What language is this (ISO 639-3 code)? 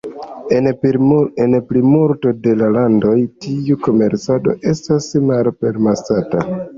epo